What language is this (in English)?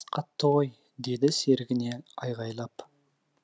Kazakh